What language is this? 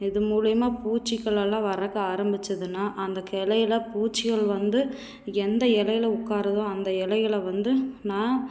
Tamil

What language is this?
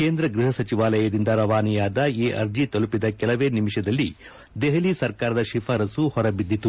Kannada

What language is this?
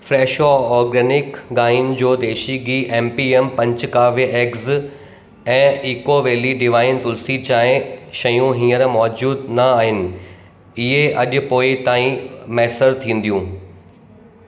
Sindhi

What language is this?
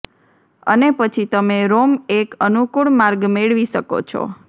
Gujarati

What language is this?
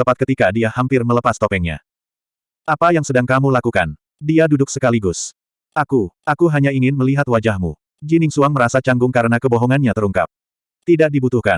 Indonesian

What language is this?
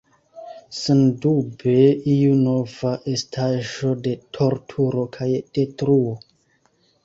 Esperanto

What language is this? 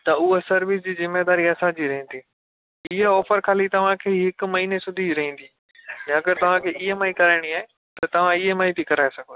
Sindhi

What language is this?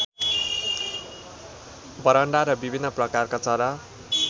Nepali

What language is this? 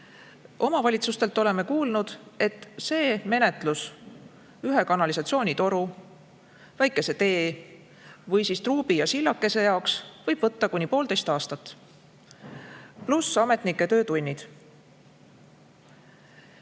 Estonian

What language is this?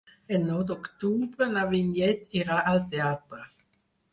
Catalan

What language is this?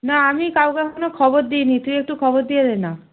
Bangla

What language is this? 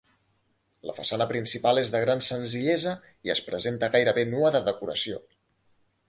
Catalan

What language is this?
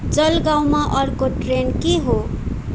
Nepali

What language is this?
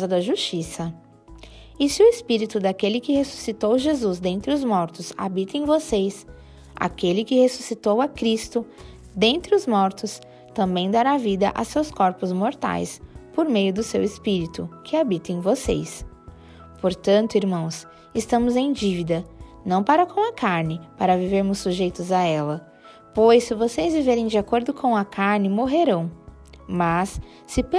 Portuguese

